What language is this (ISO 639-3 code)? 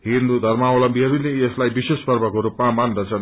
nep